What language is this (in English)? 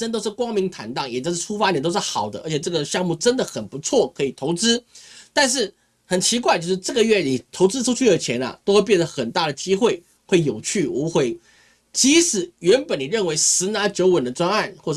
Chinese